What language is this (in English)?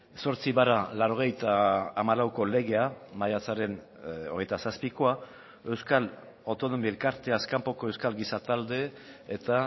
Basque